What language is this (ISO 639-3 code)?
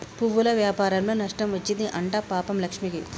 tel